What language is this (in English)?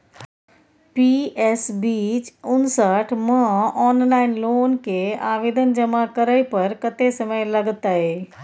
Maithili